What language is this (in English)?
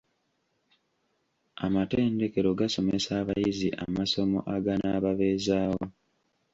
Ganda